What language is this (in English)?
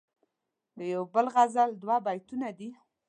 Pashto